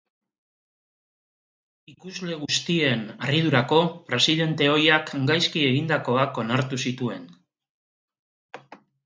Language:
Basque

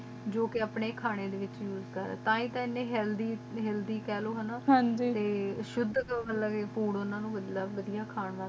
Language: Punjabi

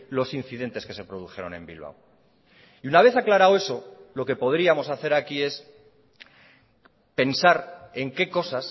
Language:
Spanish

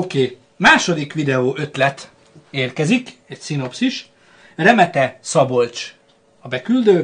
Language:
Hungarian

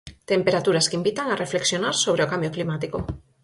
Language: Galician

